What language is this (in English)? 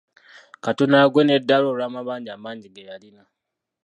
Ganda